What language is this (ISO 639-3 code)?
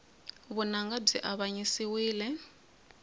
tso